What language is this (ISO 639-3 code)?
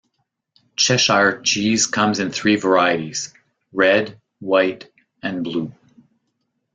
eng